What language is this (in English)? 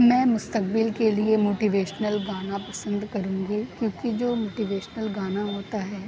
Urdu